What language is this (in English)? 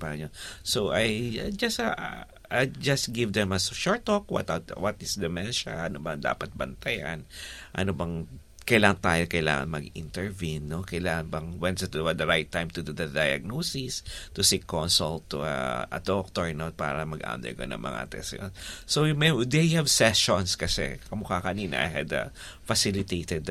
Filipino